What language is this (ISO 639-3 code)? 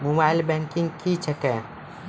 mai